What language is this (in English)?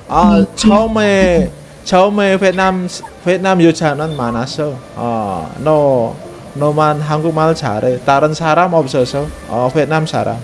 Korean